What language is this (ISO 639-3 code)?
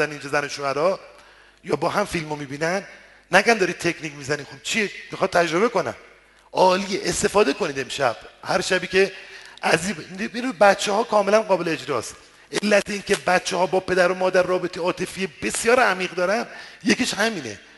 fas